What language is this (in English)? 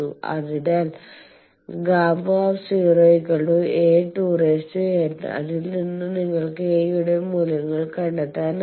Malayalam